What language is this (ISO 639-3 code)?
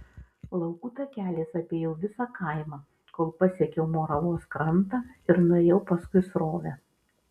lit